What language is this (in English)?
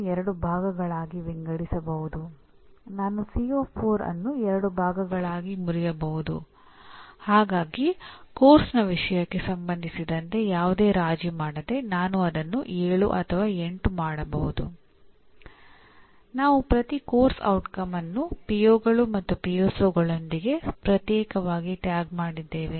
Kannada